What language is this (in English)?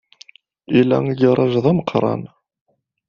Kabyle